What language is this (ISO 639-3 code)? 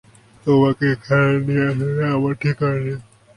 ben